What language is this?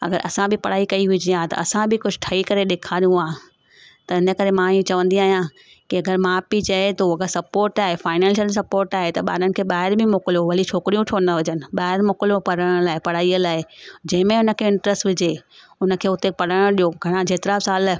Sindhi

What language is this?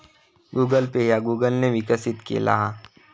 Marathi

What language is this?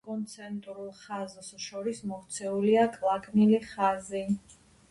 Georgian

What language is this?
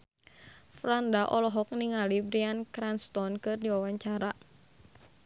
Sundanese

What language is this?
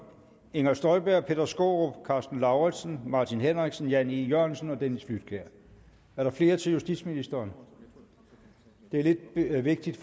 Danish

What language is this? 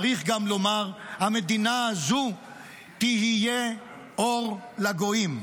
Hebrew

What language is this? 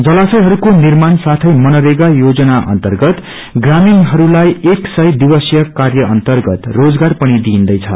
Nepali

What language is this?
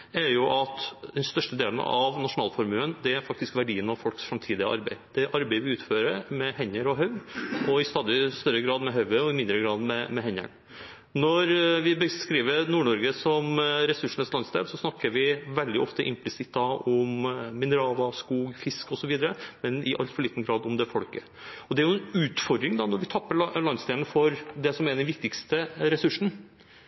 Norwegian Bokmål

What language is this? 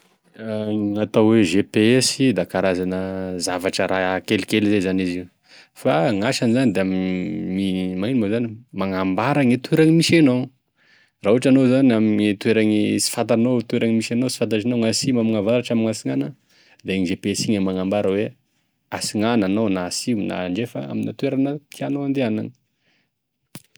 Tesaka Malagasy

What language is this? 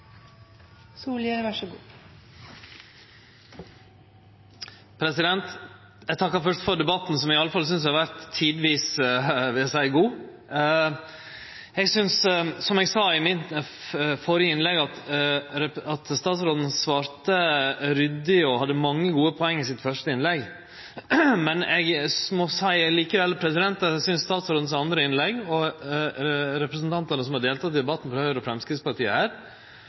Norwegian Nynorsk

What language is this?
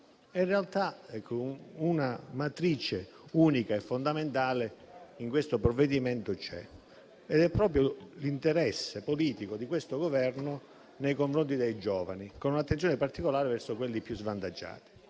Italian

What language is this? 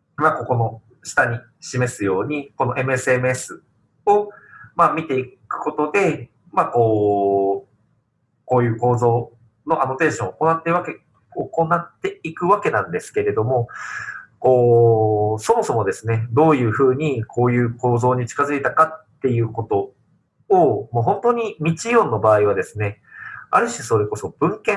Japanese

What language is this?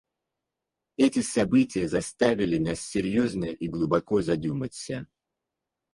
Russian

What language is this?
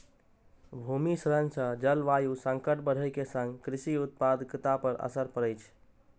Maithili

